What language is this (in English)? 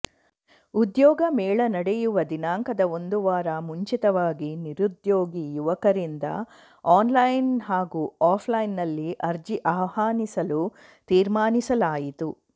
Kannada